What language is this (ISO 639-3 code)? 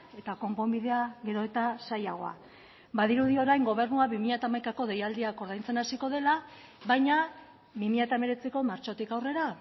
eus